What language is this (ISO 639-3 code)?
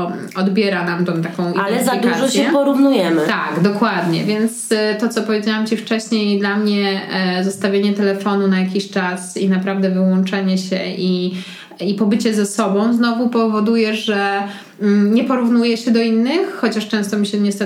pol